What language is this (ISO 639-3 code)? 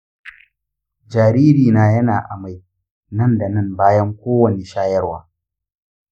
hau